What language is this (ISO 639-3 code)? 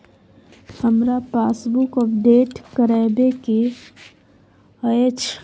mai